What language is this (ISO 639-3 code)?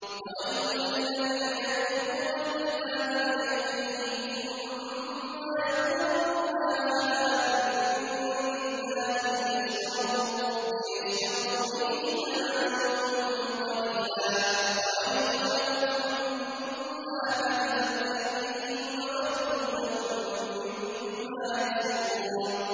ara